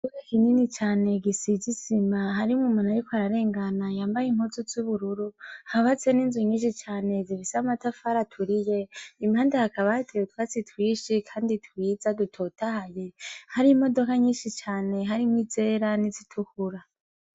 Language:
Rundi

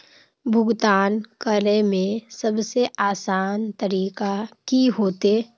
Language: Magahi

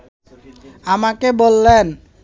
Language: Bangla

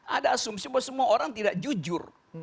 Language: Indonesian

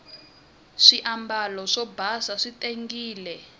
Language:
Tsonga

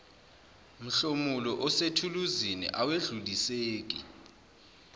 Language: Zulu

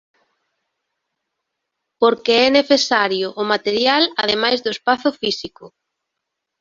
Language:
Galician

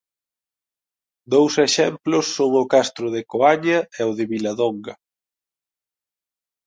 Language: Galician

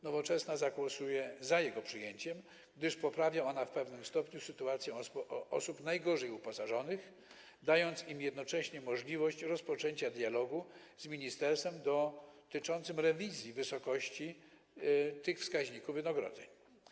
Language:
Polish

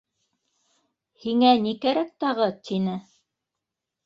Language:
Bashkir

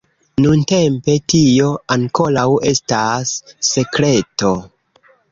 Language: Esperanto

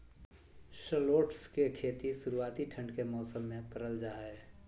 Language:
Magahi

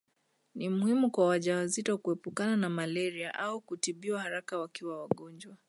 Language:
Swahili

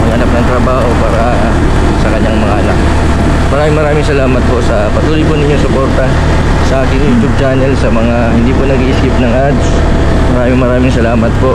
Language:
Filipino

